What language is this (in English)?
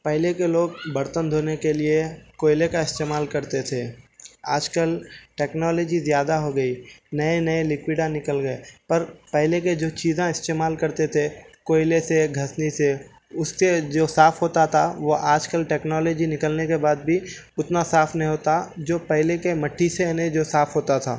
Urdu